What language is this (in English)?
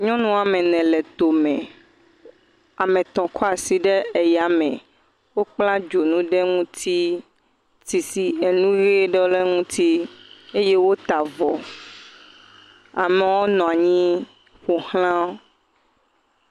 Ewe